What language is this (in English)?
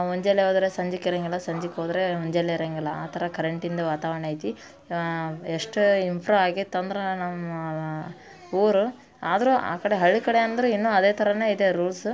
Kannada